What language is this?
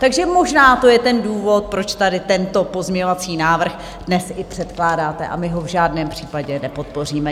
Czech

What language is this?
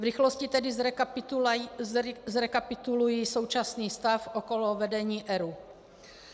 Czech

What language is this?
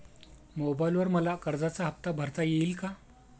Marathi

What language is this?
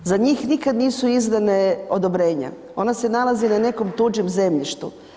Croatian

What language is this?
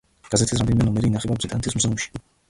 Georgian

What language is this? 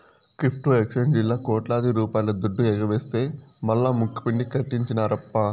Telugu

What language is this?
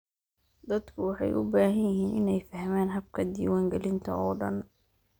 Somali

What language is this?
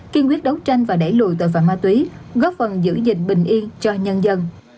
Vietnamese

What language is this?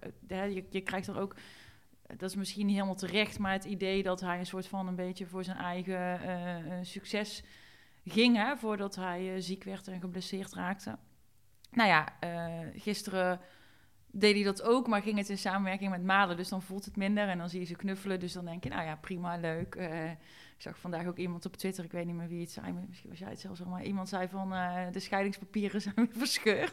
Dutch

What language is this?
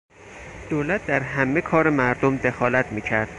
Persian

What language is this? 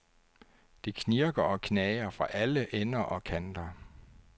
Danish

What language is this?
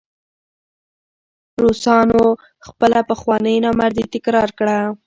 Pashto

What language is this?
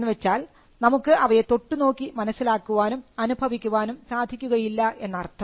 Malayalam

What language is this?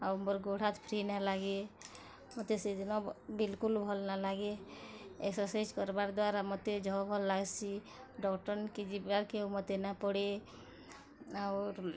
Odia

